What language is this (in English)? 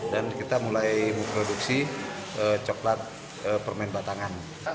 Indonesian